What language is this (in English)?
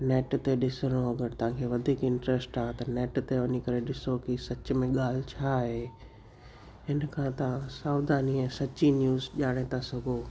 Sindhi